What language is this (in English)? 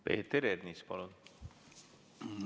Estonian